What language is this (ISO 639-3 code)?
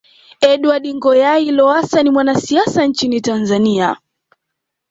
swa